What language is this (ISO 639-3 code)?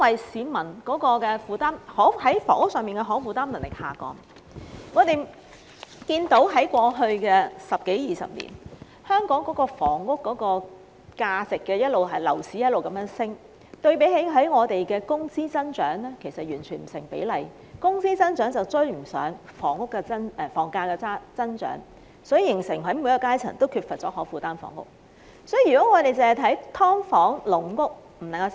yue